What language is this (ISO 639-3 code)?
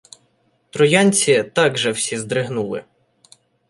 ukr